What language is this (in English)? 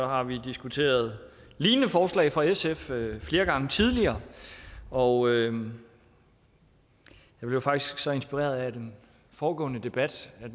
Danish